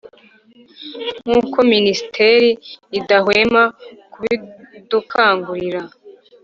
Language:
Kinyarwanda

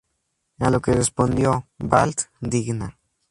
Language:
Spanish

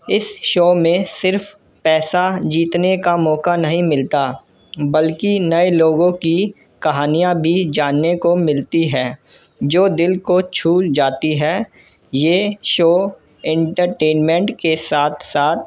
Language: Urdu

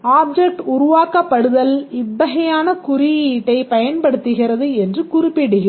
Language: Tamil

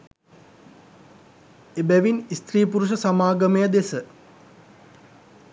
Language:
Sinhala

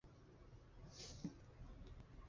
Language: Chinese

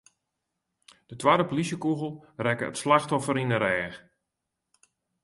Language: Western Frisian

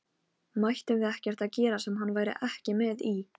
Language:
Icelandic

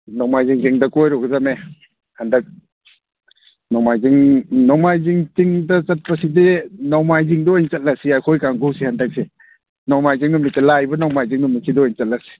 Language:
Manipuri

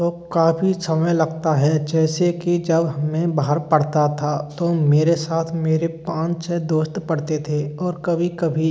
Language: Hindi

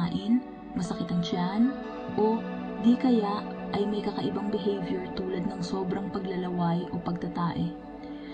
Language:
Filipino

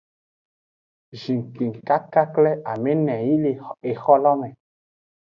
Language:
Aja (Benin)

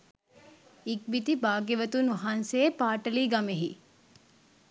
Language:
Sinhala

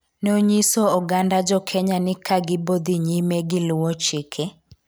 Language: Luo (Kenya and Tanzania)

